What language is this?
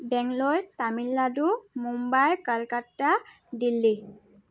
Assamese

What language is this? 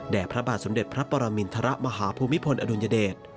Thai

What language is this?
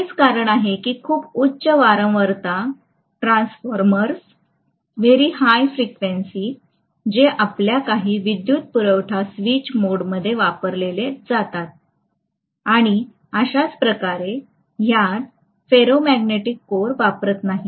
Marathi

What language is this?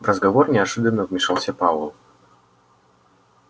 Russian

